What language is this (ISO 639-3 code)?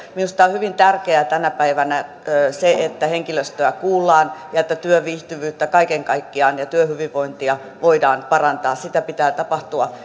fin